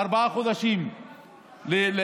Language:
Hebrew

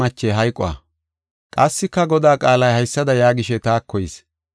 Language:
Gofa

